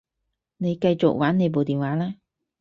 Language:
Cantonese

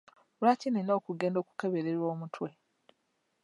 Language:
Ganda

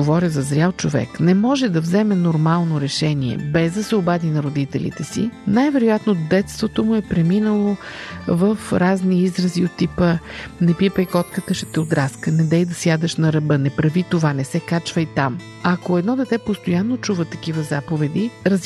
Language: Bulgarian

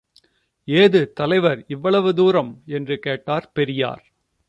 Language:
Tamil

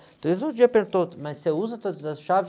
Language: Portuguese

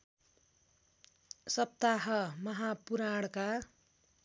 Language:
Nepali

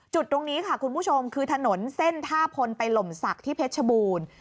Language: Thai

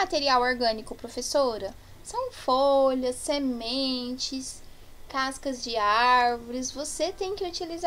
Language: Portuguese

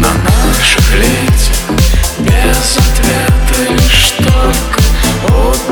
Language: Russian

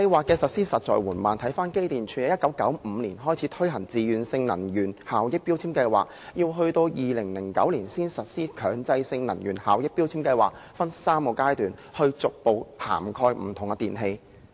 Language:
Cantonese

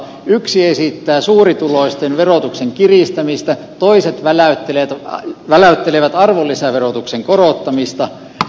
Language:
Finnish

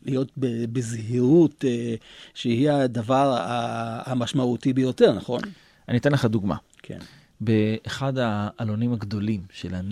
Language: Hebrew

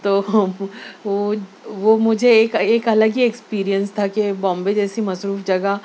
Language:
Urdu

